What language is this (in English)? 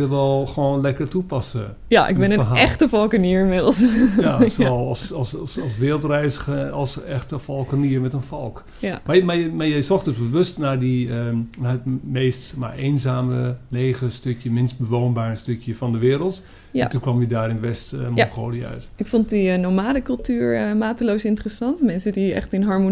Dutch